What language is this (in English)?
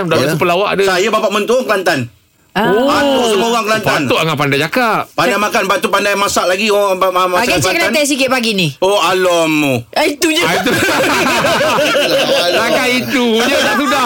Malay